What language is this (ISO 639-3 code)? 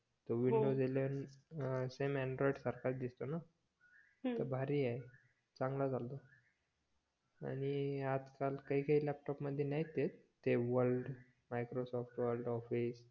mar